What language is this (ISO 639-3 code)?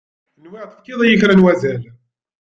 kab